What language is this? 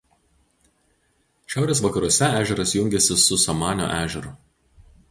Lithuanian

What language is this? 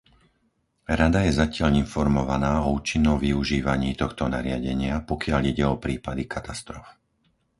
Slovak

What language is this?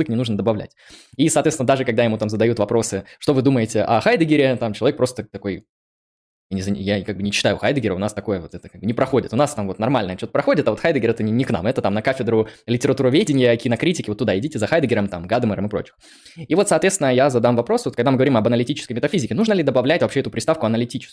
Russian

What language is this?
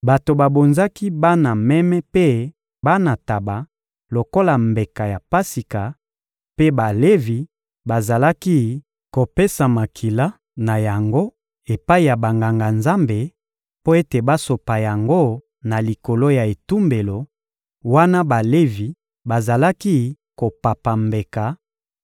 Lingala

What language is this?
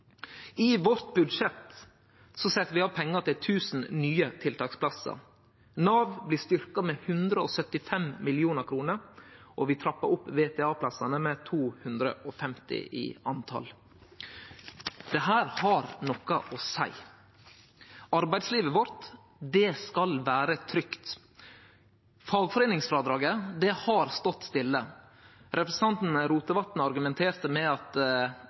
Norwegian Nynorsk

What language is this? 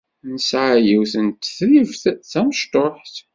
Kabyle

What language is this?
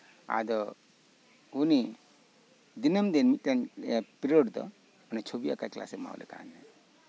Santali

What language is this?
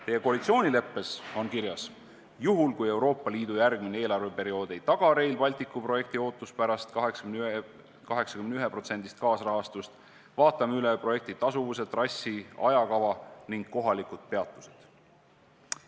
Estonian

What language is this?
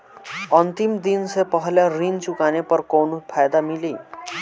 Bhojpuri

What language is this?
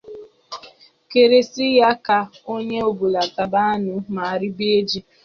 Igbo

